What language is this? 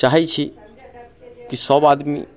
Maithili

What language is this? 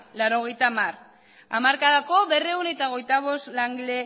Basque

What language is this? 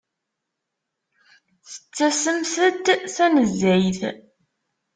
Kabyle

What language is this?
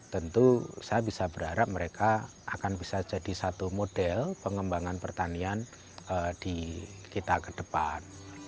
Indonesian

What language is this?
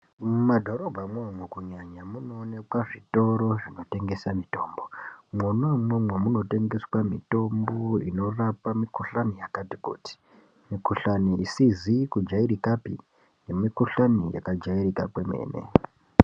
Ndau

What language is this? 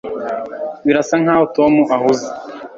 Kinyarwanda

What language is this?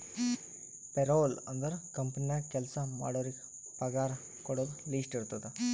Kannada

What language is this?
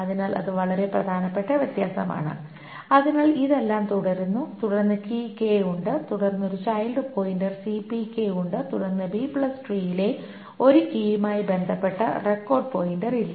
Malayalam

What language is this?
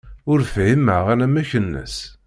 Kabyle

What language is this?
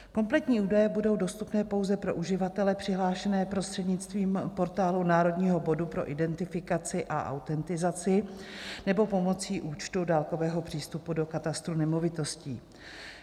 Czech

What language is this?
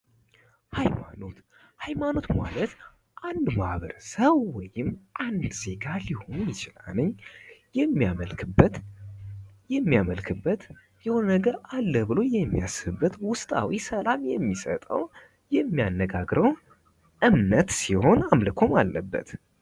Amharic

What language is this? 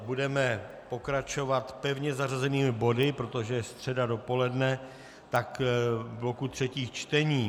Czech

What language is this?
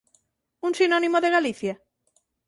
Galician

